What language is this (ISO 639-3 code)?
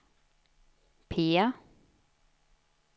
swe